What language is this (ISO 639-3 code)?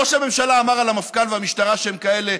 heb